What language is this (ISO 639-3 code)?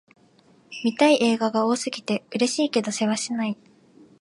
jpn